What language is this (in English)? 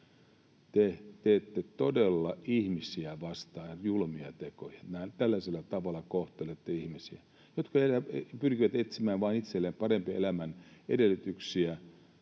Finnish